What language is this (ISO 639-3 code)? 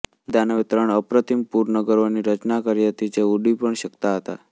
guj